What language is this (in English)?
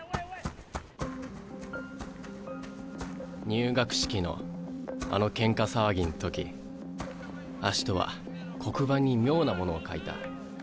Japanese